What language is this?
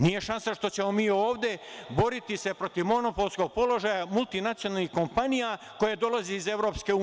Serbian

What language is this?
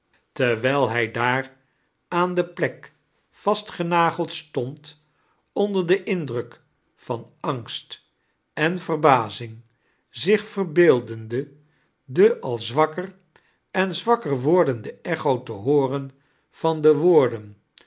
Dutch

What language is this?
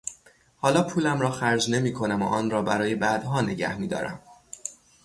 Persian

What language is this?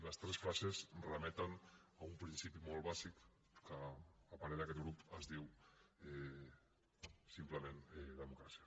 Catalan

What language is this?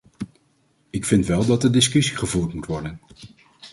Dutch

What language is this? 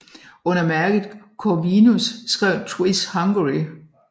Danish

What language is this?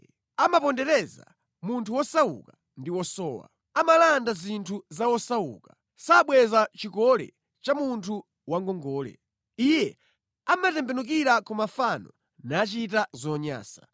Nyanja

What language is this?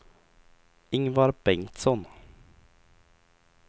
Swedish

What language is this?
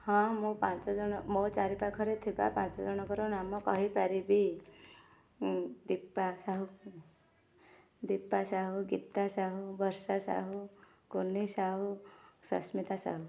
Odia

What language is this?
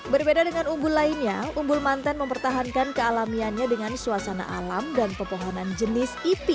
Indonesian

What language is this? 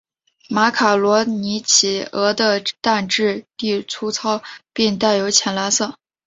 Chinese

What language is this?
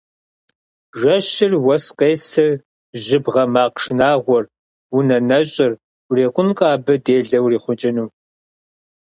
Kabardian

